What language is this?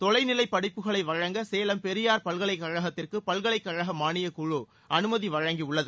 Tamil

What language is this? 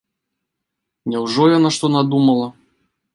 Belarusian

